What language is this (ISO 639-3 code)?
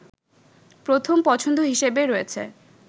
ben